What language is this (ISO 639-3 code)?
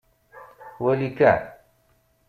kab